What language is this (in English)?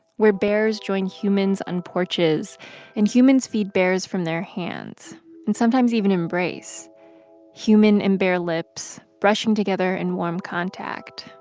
English